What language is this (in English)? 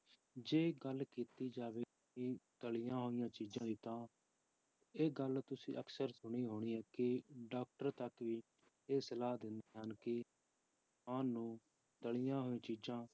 Punjabi